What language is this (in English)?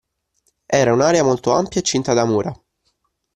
Italian